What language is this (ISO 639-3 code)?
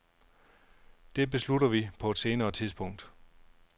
dan